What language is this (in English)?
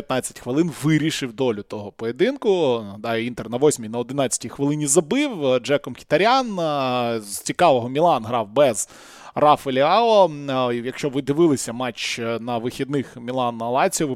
Ukrainian